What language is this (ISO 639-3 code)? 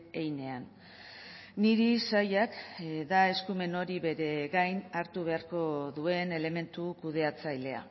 eus